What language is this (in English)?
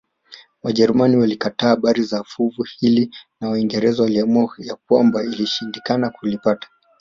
Swahili